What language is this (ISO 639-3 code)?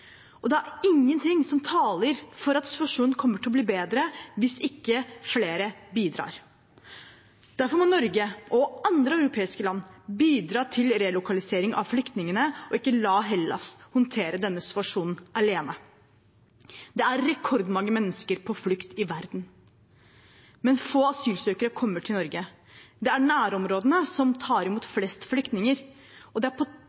nob